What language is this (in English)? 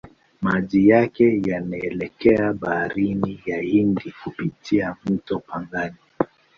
Swahili